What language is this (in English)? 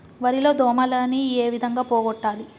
Telugu